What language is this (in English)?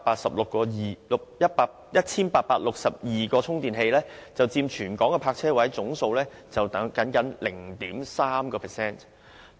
Cantonese